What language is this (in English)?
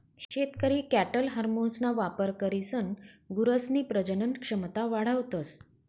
Marathi